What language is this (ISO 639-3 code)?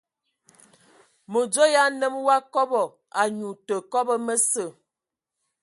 ewo